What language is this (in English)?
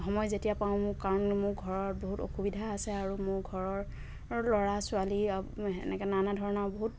Assamese